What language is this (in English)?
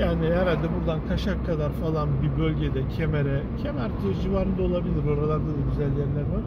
Turkish